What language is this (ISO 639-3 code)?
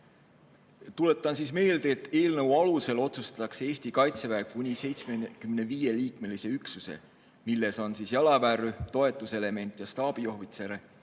est